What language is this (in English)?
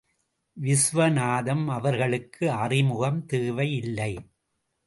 Tamil